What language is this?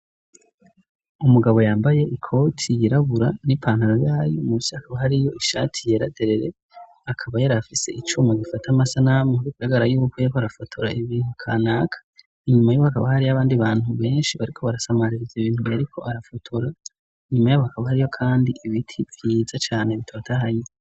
Rundi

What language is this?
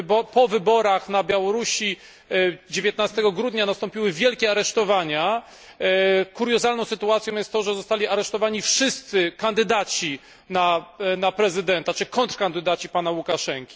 Polish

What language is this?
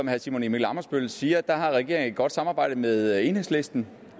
Danish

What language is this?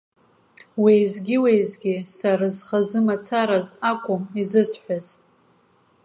Abkhazian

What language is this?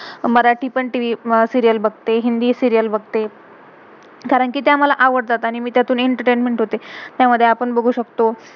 Marathi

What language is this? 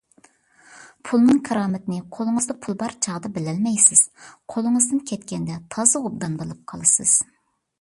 Uyghur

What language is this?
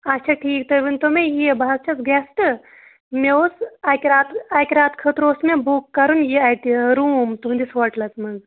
Kashmiri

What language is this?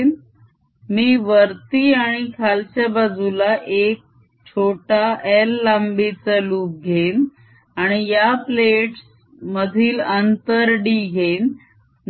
Marathi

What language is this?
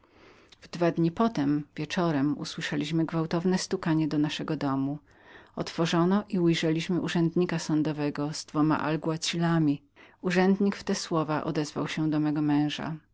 Polish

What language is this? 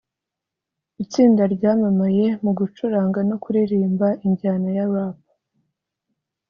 Kinyarwanda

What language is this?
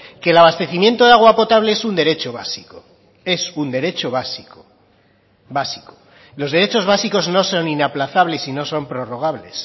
Spanish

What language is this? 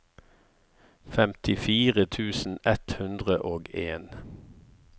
Norwegian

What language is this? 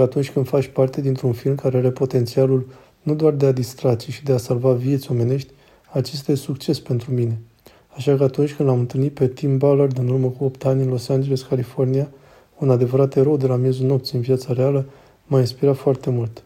Romanian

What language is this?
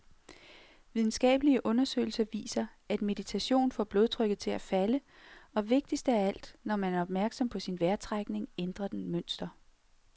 Danish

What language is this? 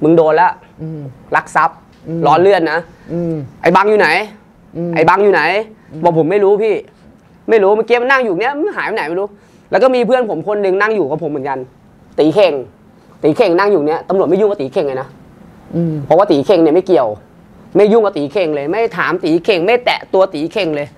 Thai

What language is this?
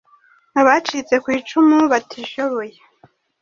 Kinyarwanda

